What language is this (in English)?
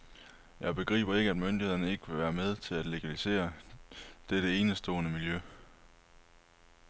Danish